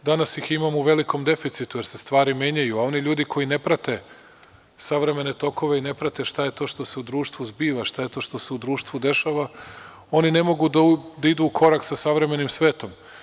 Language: Serbian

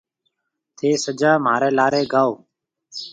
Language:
Marwari (Pakistan)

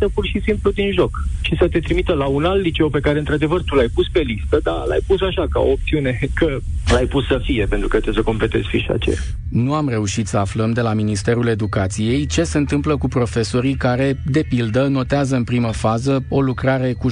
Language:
Romanian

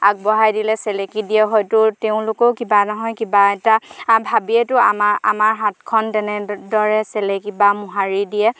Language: Assamese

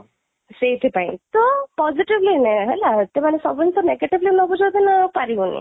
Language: Odia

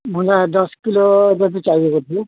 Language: Nepali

